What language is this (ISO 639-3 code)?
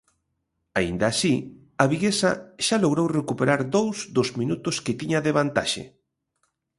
glg